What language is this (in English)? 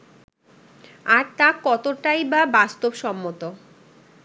Bangla